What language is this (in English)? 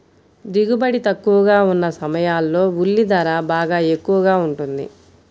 Telugu